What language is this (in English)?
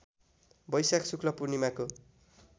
Nepali